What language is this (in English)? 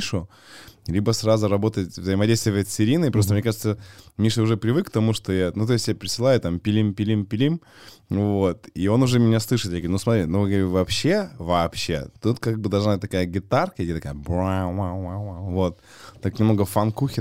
Russian